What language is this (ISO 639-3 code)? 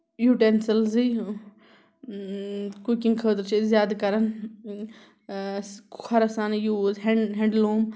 kas